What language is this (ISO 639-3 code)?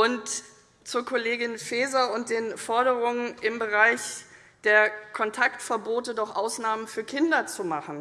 deu